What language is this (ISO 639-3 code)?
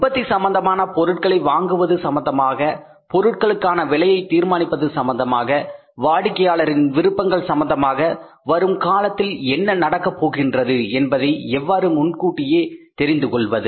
tam